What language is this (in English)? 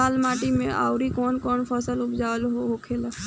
Bhojpuri